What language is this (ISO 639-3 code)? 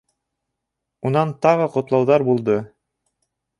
bak